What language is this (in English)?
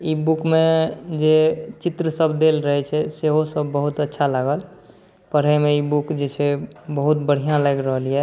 Maithili